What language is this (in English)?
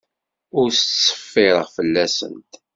Kabyle